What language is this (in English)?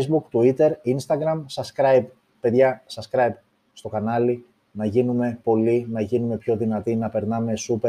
Greek